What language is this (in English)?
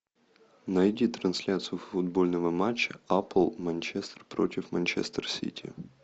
Russian